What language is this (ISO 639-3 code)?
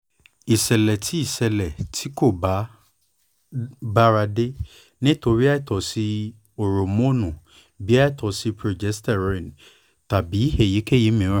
yor